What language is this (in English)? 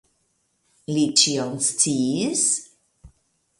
Esperanto